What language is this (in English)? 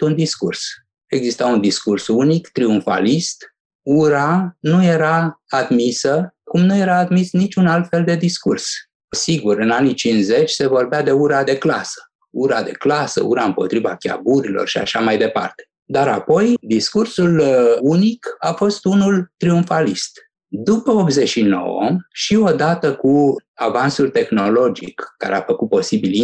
Romanian